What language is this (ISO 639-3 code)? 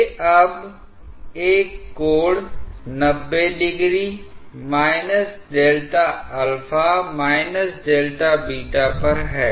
hin